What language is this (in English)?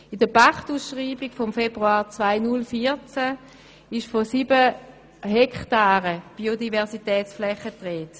Swiss German